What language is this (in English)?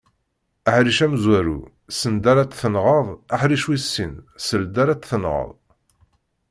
Kabyle